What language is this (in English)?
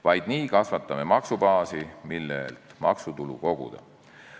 Estonian